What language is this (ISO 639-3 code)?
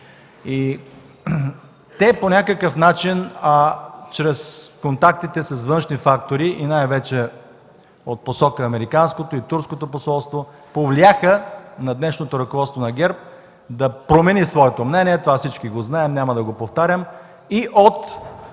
bul